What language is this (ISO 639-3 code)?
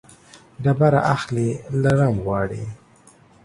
pus